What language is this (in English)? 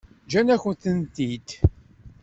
Kabyle